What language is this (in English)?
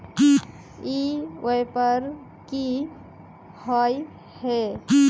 Magahi